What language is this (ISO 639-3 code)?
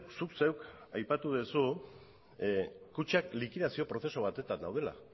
eus